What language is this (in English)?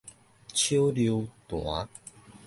Min Nan Chinese